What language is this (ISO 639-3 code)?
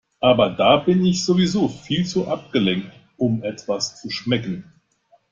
deu